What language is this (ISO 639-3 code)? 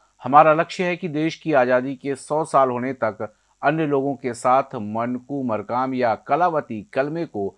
hin